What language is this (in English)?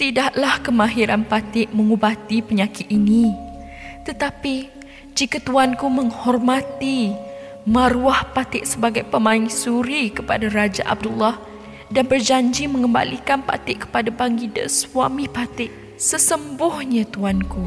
Malay